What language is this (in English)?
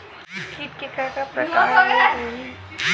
Chhattisgarhi